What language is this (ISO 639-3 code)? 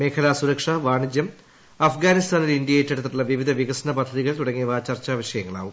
mal